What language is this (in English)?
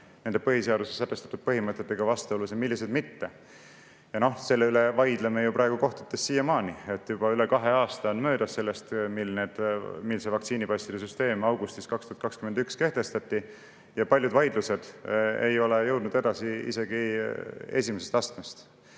Estonian